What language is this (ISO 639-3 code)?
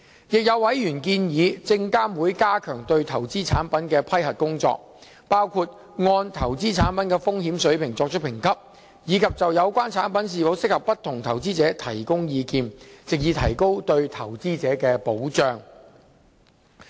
yue